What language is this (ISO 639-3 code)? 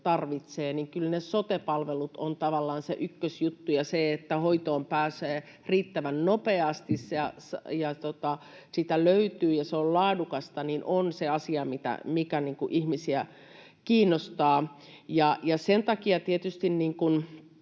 fin